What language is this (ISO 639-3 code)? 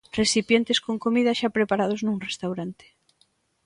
glg